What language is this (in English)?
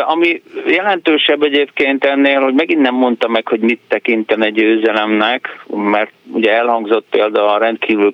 Hungarian